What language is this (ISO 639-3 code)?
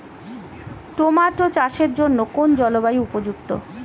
ben